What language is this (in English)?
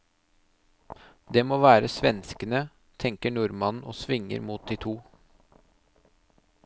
Norwegian